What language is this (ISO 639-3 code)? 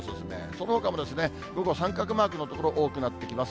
jpn